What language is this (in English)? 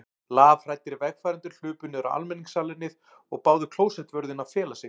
Icelandic